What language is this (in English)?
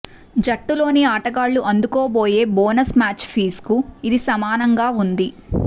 Telugu